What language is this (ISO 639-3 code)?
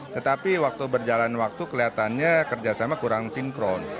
ind